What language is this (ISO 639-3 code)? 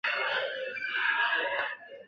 zho